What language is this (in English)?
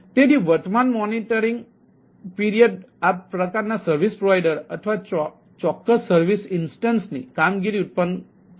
Gujarati